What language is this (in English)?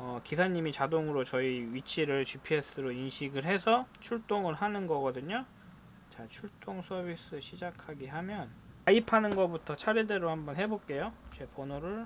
Korean